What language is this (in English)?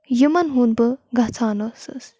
Kashmiri